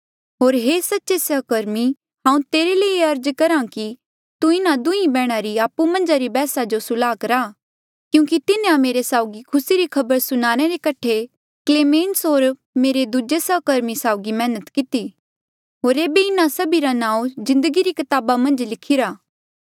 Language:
Mandeali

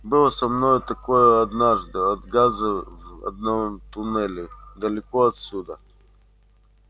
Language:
Russian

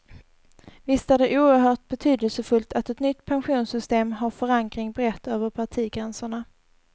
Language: Swedish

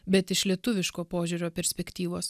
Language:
Lithuanian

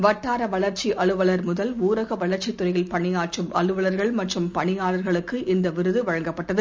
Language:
Tamil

